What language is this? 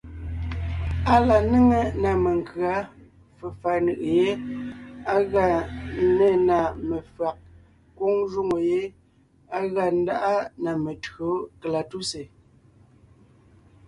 Ngiemboon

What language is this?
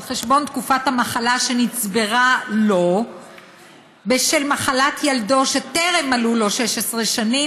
Hebrew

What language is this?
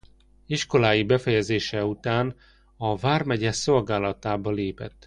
Hungarian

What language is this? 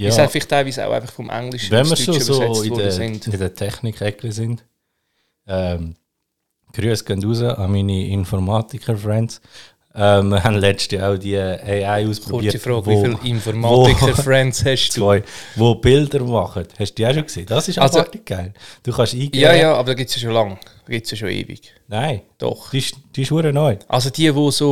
German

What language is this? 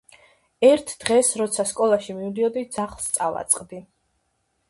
Georgian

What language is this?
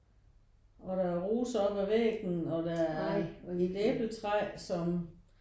Danish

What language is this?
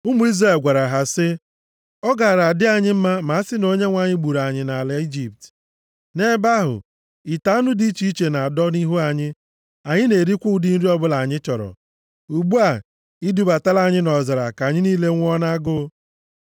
Igbo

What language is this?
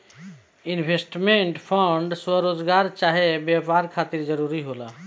Bhojpuri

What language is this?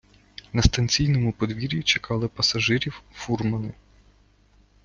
Ukrainian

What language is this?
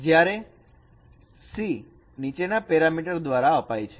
Gujarati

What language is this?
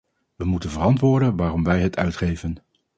Dutch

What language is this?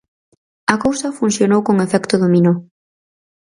Galician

